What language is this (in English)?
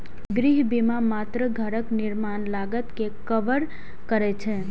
Maithili